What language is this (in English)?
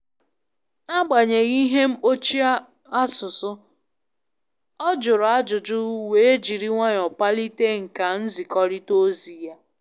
Igbo